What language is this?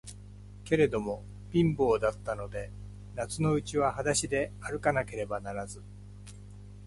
Japanese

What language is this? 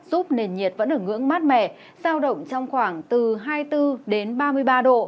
Vietnamese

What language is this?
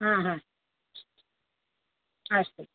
Sanskrit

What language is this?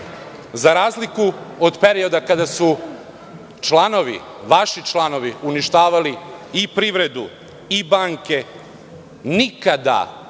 Serbian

